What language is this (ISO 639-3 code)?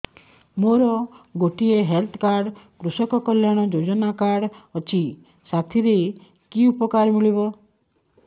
ori